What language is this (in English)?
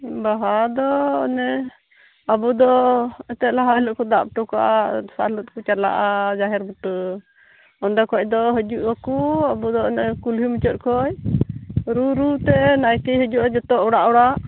Santali